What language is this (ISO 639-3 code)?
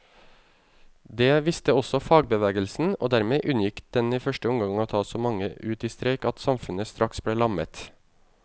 nor